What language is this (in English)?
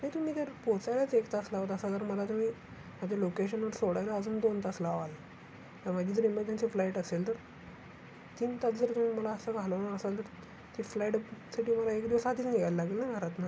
Marathi